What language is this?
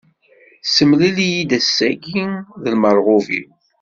Kabyle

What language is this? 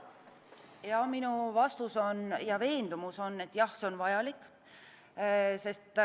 Estonian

